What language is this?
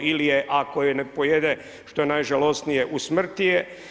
Croatian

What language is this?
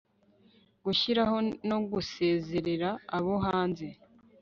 Kinyarwanda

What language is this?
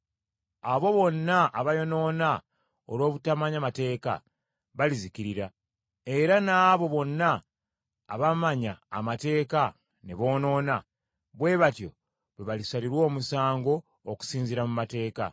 Ganda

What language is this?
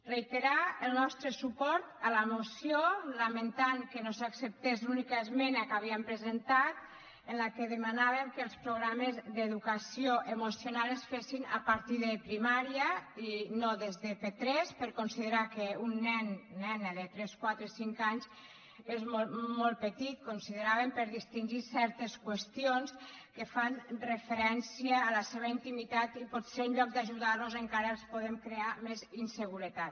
Catalan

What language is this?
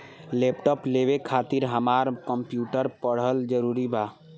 Bhojpuri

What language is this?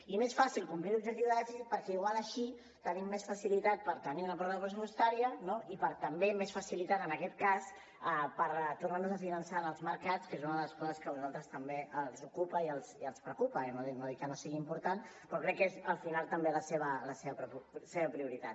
Catalan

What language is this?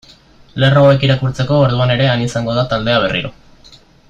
Basque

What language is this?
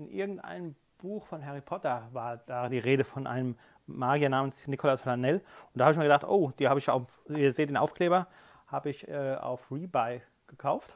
German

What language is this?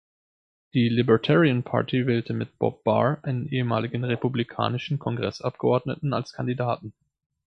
German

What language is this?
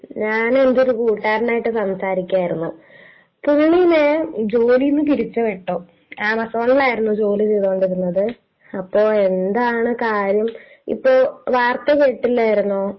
Malayalam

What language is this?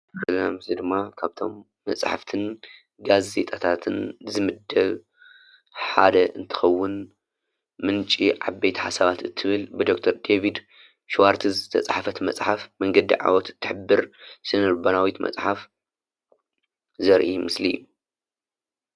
Tigrinya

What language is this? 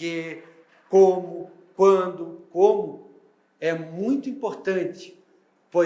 Portuguese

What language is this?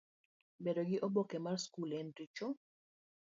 Luo (Kenya and Tanzania)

